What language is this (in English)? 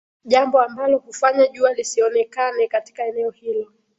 Swahili